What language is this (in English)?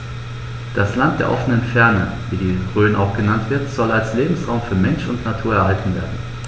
German